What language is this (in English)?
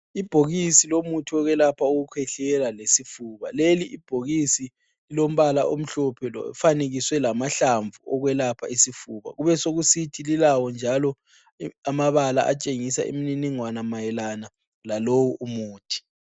North Ndebele